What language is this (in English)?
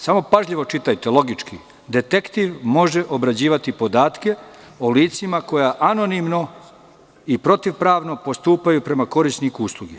Serbian